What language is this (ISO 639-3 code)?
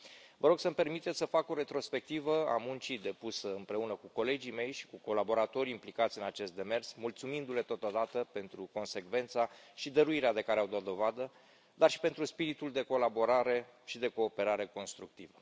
ron